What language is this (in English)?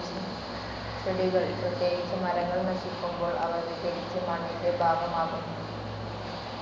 Malayalam